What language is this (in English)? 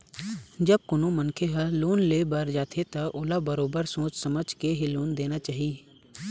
Chhattisgarhi